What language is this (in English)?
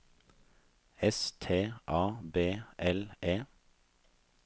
Norwegian